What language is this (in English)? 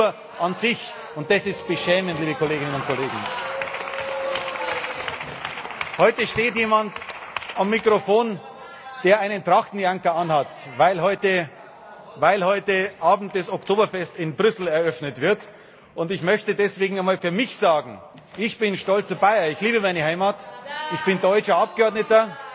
German